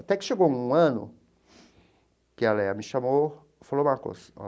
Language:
Portuguese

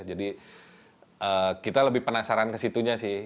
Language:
Indonesian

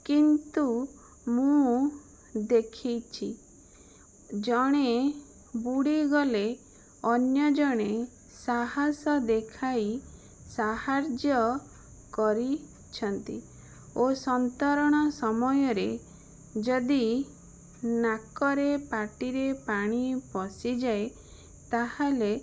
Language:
Odia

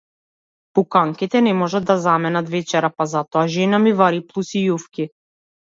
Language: Macedonian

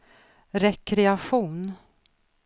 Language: Swedish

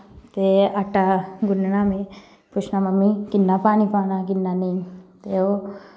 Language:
Dogri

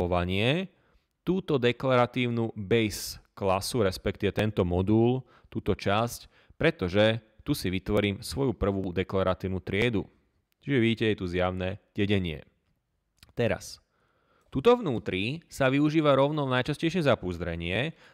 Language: Slovak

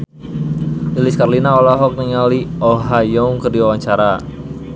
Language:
Sundanese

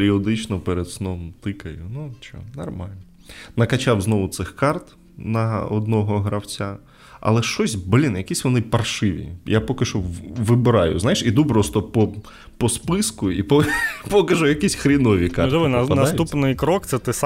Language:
Ukrainian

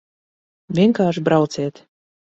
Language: Latvian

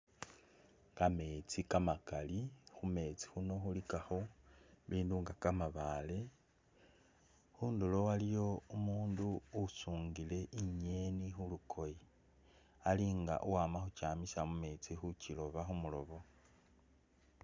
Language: Masaaba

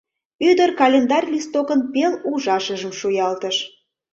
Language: Mari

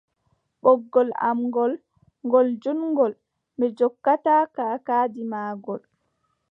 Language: Adamawa Fulfulde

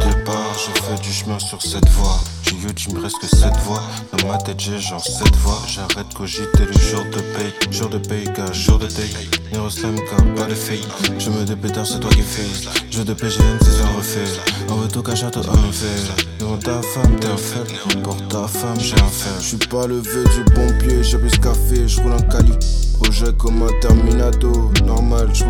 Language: French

